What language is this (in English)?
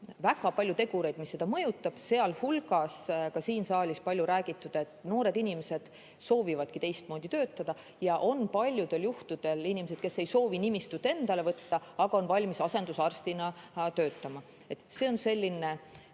Estonian